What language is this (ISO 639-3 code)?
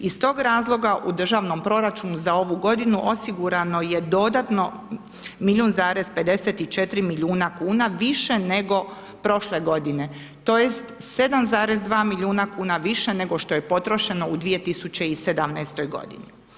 hrv